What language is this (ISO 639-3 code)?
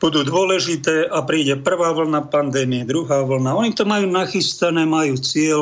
slk